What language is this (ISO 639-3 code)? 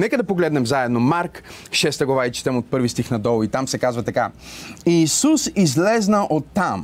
bul